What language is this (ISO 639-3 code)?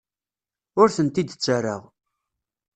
kab